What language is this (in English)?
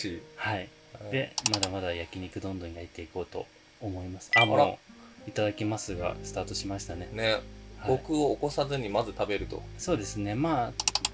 Japanese